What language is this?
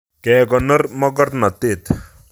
Kalenjin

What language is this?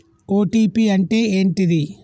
Telugu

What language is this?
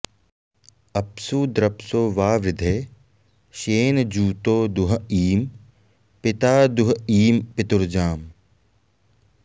Sanskrit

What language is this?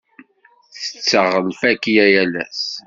Kabyle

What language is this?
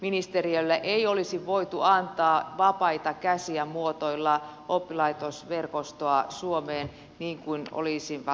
Finnish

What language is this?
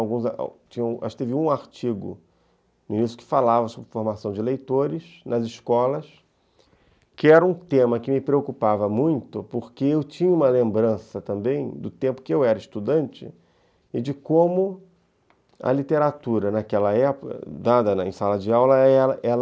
Portuguese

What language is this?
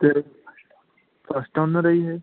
Punjabi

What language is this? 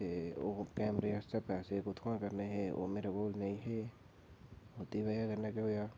Dogri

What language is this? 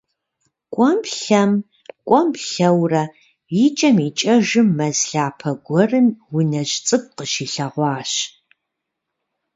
Kabardian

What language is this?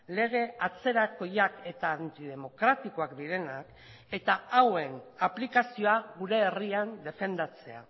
Basque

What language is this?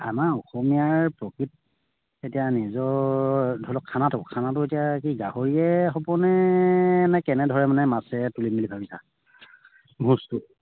Assamese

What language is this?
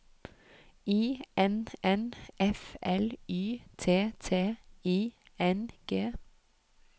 Norwegian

